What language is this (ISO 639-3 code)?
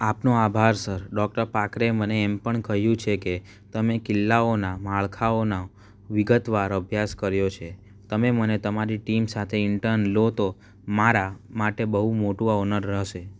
guj